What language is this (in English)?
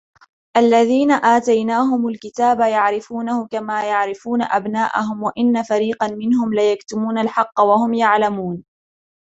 Arabic